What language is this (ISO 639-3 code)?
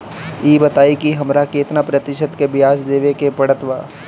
bho